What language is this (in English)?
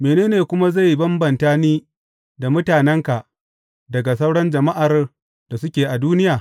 Hausa